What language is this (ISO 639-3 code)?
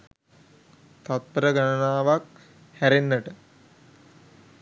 sin